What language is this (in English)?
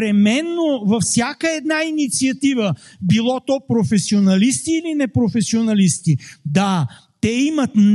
Bulgarian